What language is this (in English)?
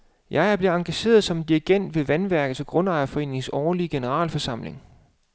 Danish